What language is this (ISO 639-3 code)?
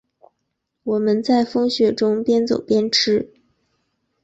zho